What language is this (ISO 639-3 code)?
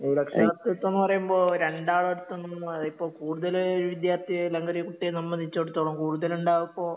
mal